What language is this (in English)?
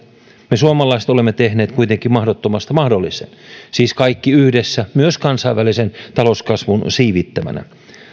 Finnish